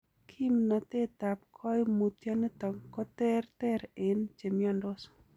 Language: Kalenjin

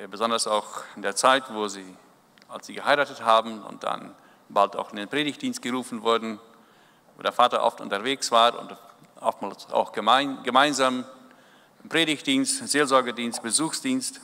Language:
German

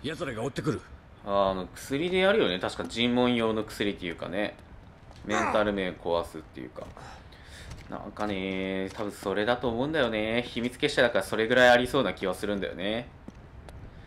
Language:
Japanese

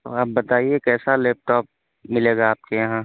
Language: Urdu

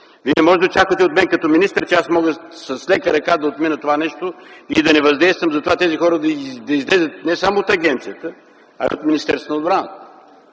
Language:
Bulgarian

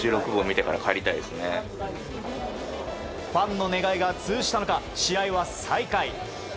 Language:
Japanese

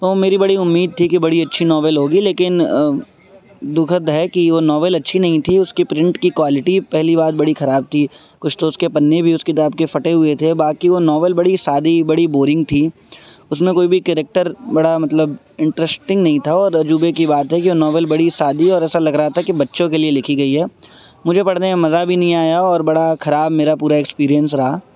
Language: Urdu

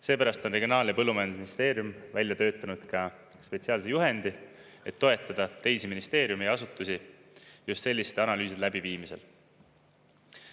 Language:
Estonian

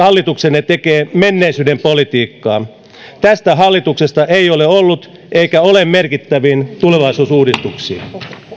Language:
Finnish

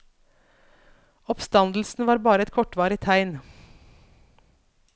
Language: Norwegian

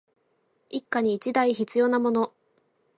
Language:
Japanese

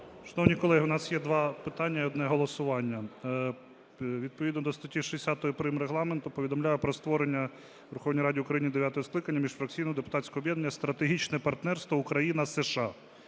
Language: Ukrainian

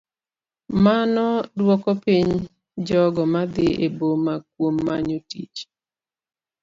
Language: Luo (Kenya and Tanzania)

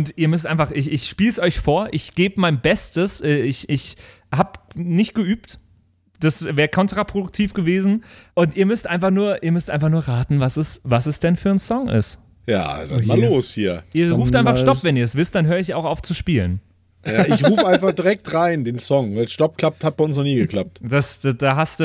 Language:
German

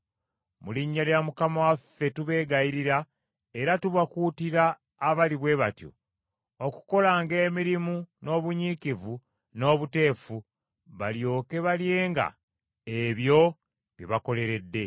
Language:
Ganda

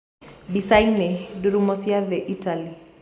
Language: Kikuyu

